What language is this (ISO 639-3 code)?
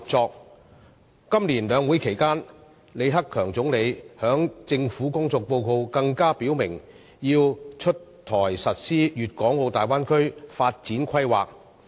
yue